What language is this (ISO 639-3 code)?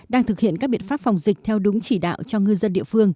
vie